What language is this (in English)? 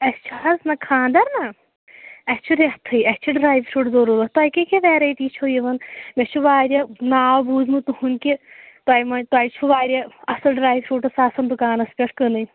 Kashmiri